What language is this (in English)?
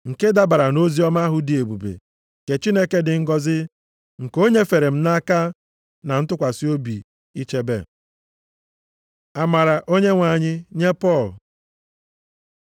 Igbo